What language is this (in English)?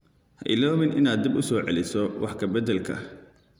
Somali